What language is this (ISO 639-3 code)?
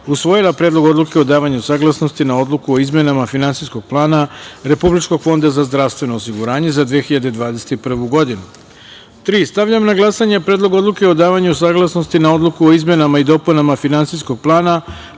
srp